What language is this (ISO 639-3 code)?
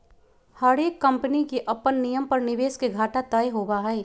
mag